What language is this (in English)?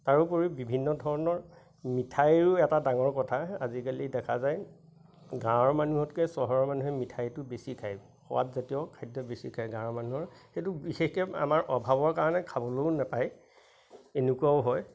Assamese